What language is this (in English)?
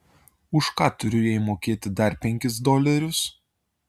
Lithuanian